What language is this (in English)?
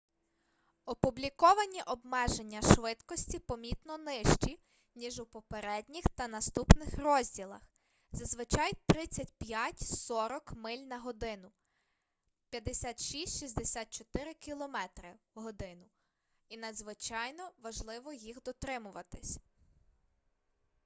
Ukrainian